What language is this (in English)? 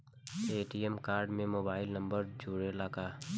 Bhojpuri